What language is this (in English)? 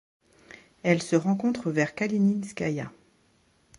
French